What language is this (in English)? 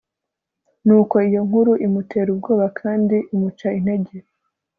Kinyarwanda